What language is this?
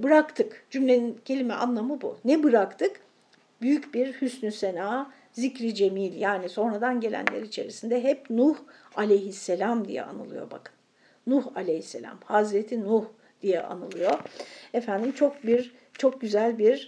Turkish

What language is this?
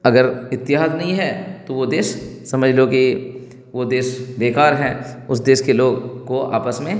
Urdu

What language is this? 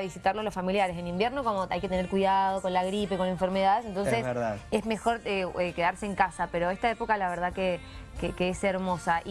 Spanish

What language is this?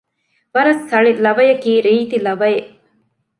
Divehi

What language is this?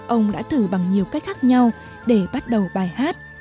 Vietnamese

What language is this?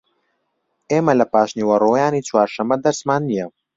Central Kurdish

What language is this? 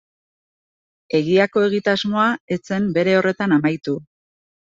Basque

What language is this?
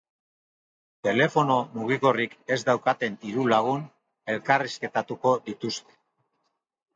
Basque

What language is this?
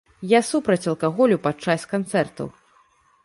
Belarusian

